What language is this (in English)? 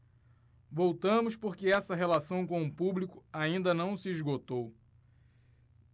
Portuguese